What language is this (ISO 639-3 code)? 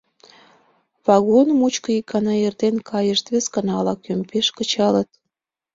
chm